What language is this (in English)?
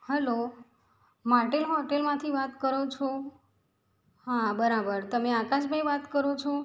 Gujarati